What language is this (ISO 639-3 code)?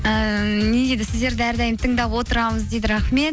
kaz